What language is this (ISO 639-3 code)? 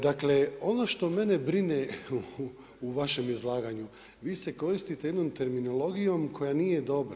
hrv